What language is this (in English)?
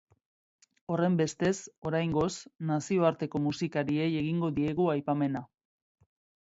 Basque